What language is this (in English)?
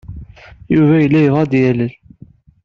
Kabyle